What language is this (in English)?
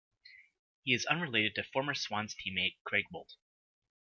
English